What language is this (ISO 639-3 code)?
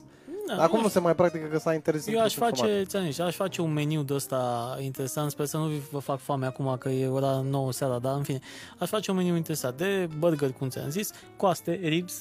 ron